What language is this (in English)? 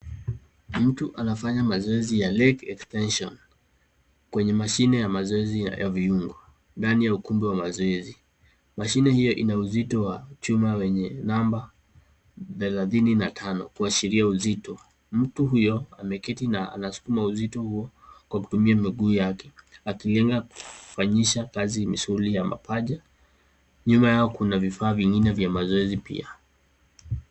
Swahili